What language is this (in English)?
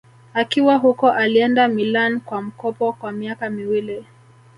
Swahili